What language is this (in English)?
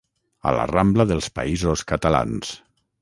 Catalan